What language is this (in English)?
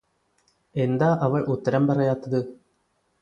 Malayalam